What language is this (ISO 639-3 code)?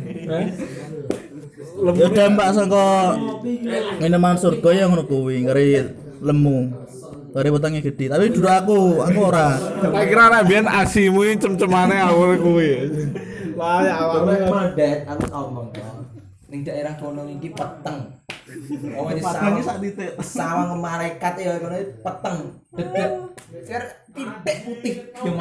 ind